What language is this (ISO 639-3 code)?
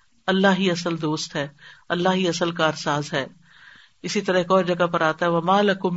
urd